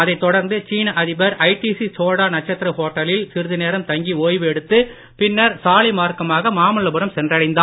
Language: Tamil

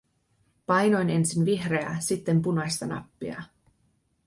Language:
Finnish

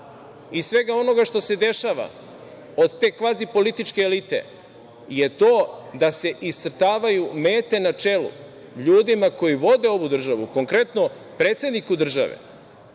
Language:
Serbian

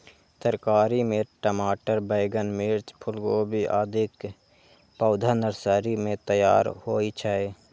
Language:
Maithili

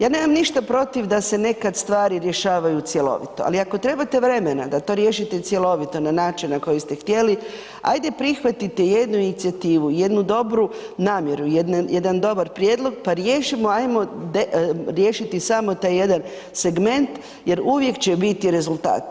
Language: Croatian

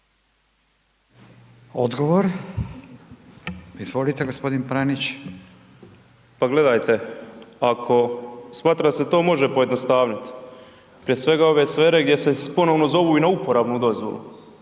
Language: Croatian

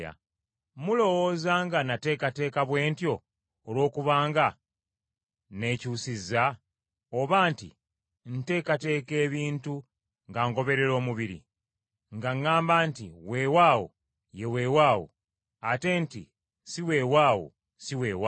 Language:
Ganda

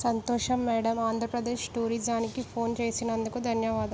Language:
Telugu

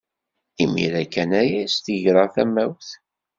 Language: Kabyle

